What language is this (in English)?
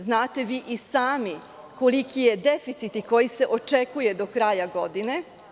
Serbian